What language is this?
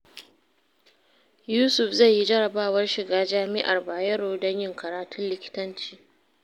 Hausa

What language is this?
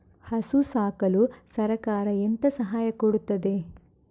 Kannada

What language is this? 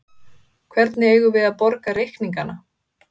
Icelandic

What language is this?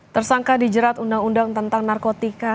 Indonesian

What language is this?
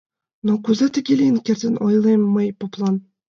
Mari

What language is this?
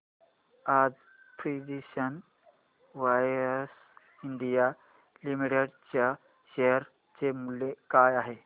Marathi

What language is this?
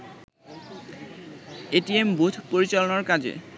Bangla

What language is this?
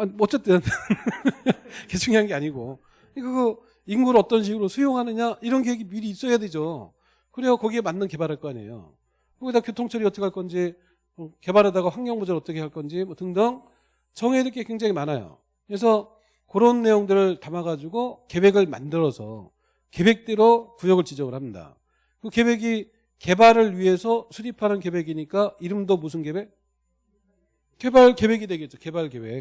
Korean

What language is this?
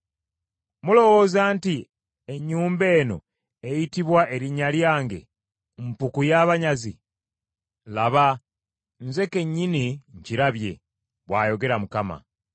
Ganda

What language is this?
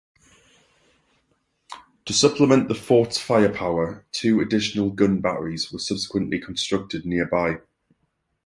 English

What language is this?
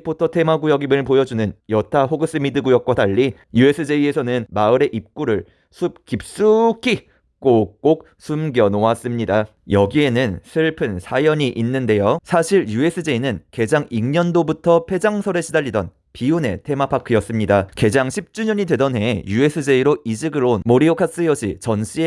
Korean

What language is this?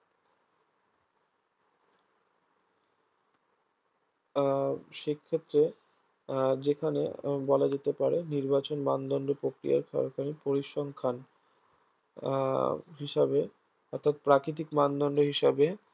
Bangla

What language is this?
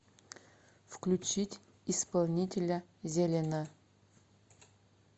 Russian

